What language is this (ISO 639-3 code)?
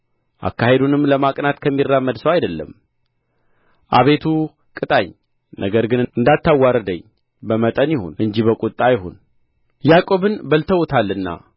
amh